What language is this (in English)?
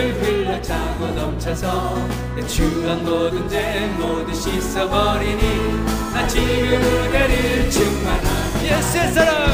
Korean